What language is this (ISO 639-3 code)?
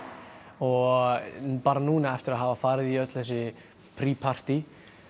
isl